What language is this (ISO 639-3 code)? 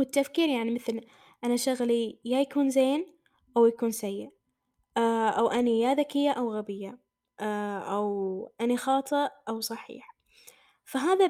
ara